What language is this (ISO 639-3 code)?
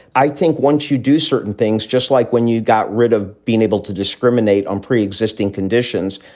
eng